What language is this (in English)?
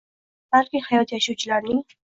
Uzbek